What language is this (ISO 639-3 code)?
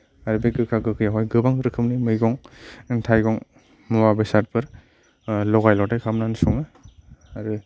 brx